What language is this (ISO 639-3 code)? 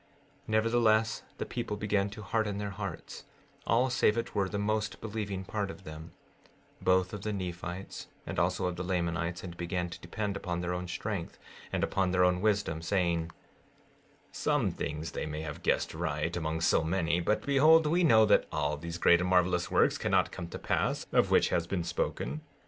eng